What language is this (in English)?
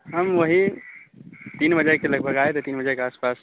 Urdu